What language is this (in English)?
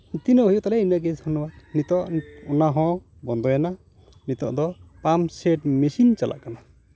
Santali